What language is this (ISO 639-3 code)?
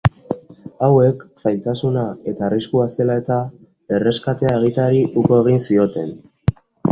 eus